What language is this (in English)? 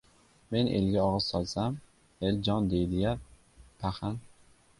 Uzbek